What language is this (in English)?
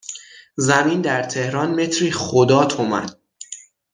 Persian